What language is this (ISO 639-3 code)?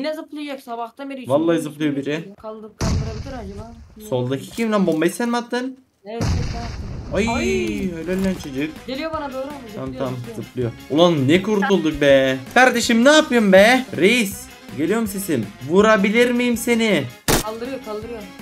tur